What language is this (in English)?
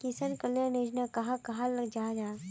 Magahi